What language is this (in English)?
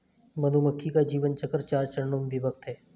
Hindi